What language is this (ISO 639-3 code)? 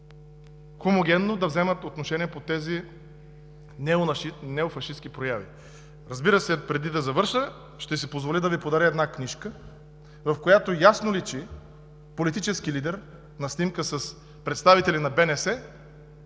bul